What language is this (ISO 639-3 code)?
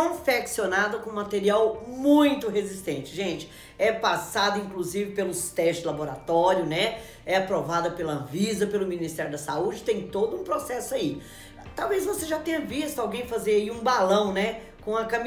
por